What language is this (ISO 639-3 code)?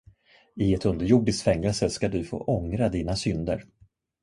swe